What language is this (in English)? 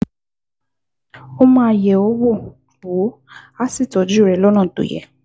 Yoruba